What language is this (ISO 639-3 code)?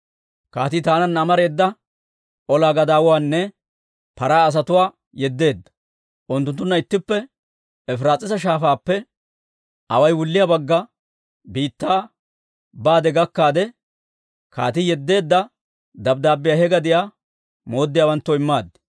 dwr